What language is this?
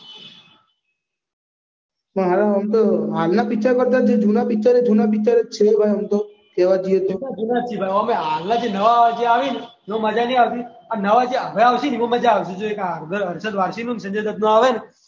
Gujarati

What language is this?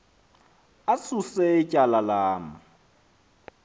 Xhosa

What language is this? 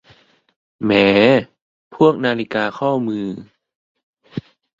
Thai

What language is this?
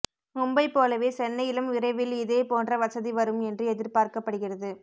Tamil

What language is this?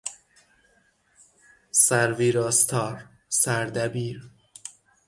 Persian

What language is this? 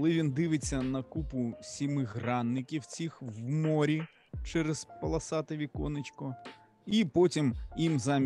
Ukrainian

